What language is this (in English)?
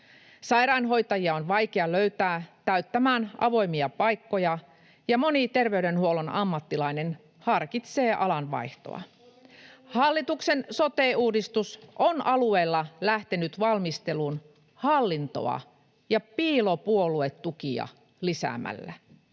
Finnish